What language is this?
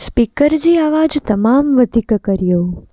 Sindhi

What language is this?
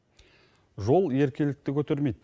Kazakh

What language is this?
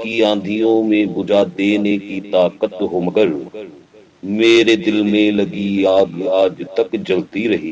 Hindi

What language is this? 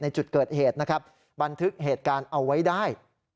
Thai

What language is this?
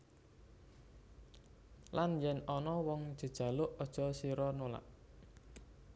Javanese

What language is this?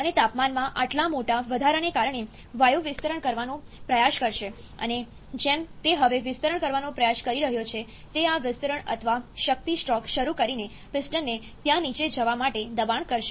Gujarati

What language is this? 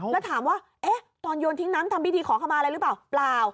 Thai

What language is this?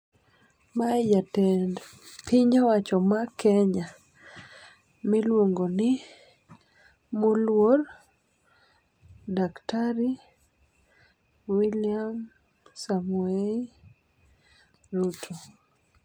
Luo (Kenya and Tanzania)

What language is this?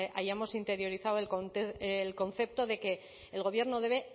Spanish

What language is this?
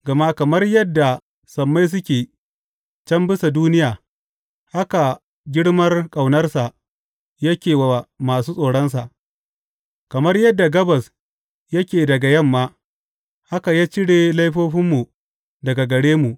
Hausa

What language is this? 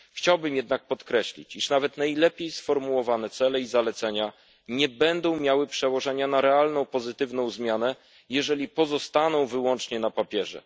Polish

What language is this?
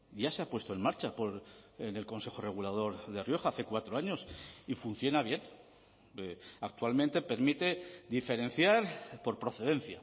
Spanish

